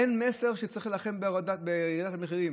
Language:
Hebrew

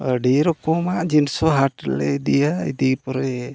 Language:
Santali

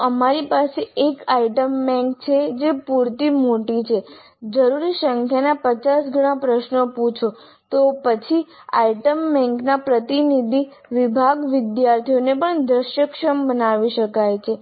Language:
Gujarati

